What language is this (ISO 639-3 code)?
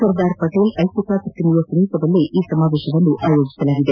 kan